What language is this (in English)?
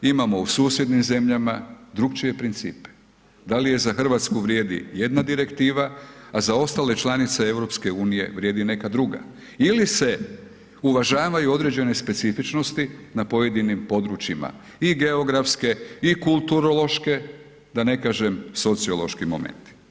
Croatian